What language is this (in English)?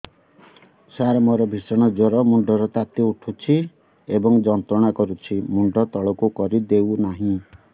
Odia